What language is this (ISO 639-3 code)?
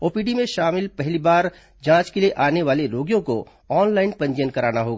hin